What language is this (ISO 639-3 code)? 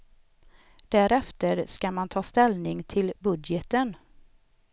swe